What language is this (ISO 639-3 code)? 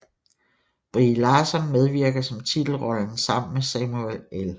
dan